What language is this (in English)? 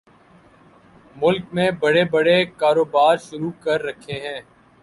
Urdu